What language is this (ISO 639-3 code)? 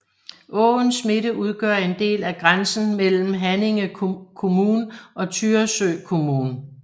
dan